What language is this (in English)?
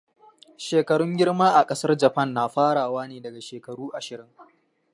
Hausa